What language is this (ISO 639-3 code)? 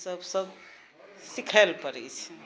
mai